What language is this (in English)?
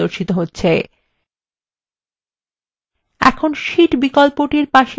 Bangla